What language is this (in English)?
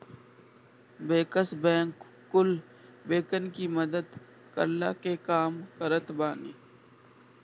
Bhojpuri